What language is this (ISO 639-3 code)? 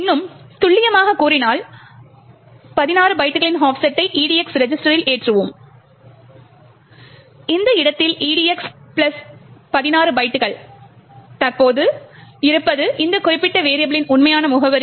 tam